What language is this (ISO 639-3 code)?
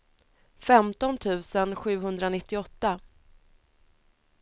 swe